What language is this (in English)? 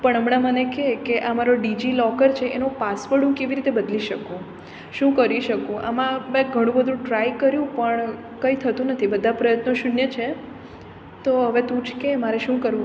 Gujarati